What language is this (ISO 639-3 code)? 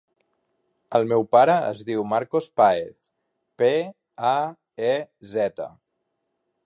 cat